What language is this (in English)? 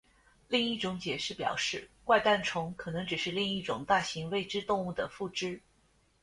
Chinese